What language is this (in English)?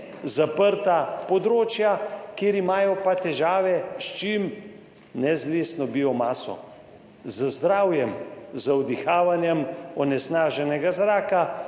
Slovenian